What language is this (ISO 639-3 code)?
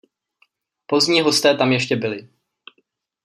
ces